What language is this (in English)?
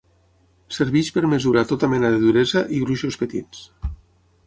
Catalan